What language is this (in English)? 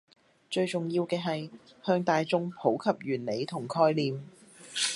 Cantonese